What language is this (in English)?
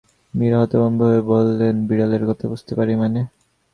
Bangla